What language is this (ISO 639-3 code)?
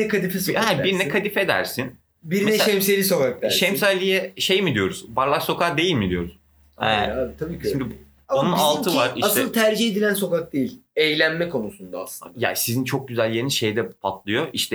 tur